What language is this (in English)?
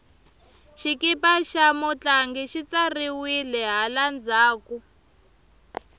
Tsonga